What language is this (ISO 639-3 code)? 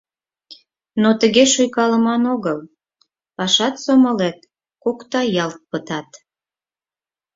chm